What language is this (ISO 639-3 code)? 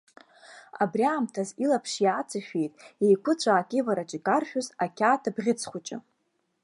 abk